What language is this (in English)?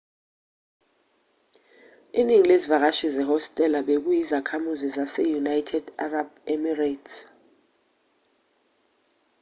Zulu